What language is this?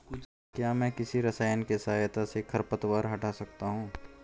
Hindi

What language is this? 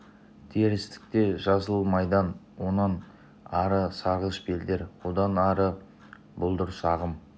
Kazakh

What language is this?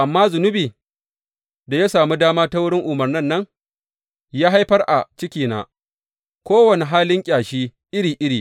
Hausa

